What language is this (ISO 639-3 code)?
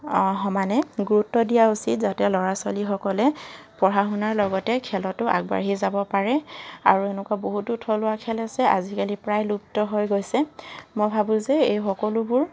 asm